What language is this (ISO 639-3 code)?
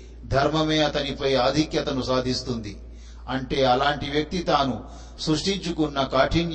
tel